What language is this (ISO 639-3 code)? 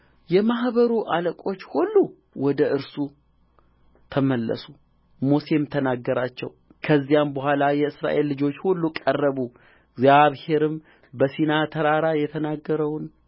amh